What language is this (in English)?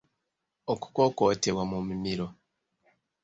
Ganda